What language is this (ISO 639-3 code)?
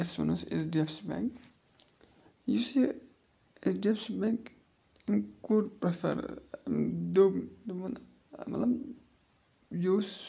kas